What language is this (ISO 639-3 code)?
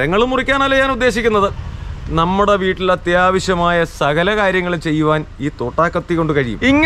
ind